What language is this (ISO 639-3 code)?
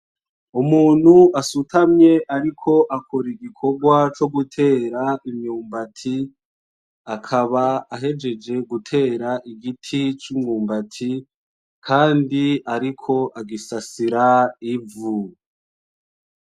run